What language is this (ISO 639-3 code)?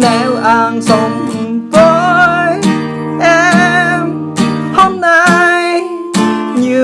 vie